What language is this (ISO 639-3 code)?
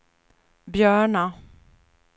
swe